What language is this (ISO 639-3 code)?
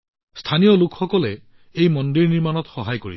asm